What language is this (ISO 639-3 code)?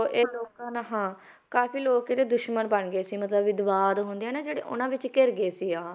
pan